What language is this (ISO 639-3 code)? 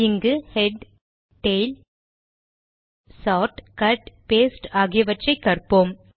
tam